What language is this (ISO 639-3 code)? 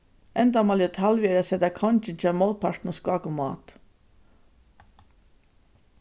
fao